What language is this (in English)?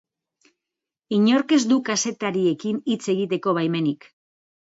Basque